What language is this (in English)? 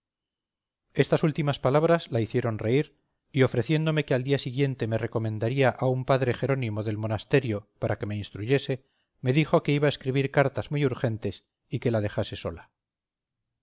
Spanish